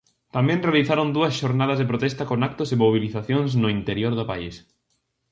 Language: Galician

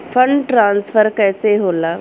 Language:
Bhojpuri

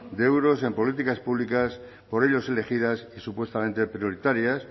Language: Spanish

